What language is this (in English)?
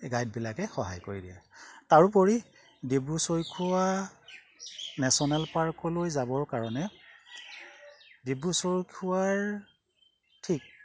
Assamese